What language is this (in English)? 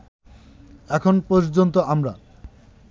Bangla